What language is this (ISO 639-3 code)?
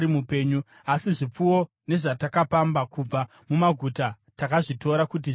sna